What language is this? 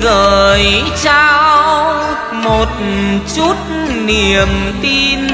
Vietnamese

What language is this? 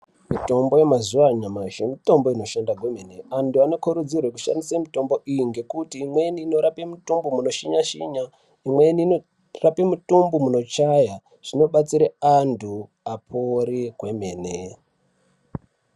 Ndau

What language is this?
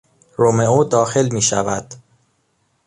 Persian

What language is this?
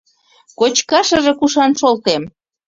Mari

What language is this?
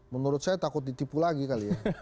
Indonesian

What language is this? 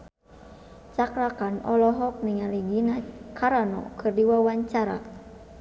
Sundanese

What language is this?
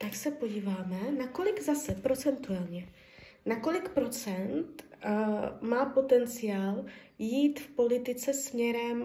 Czech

